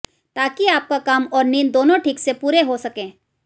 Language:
Hindi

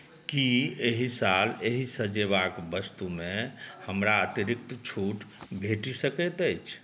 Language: Maithili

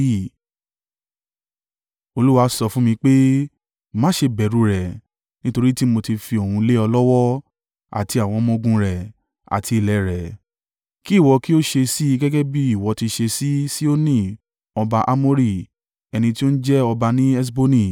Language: Yoruba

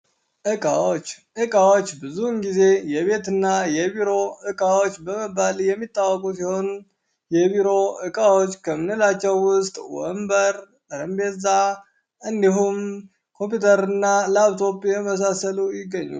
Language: Amharic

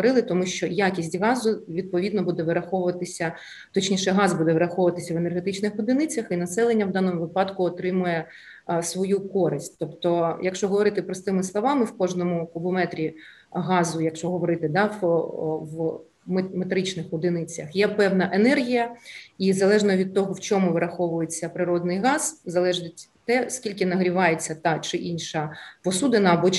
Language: Ukrainian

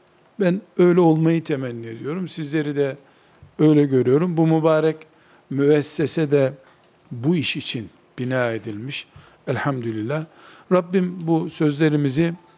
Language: Turkish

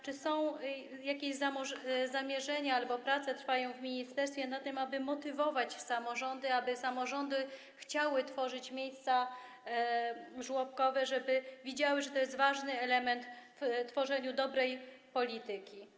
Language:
Polish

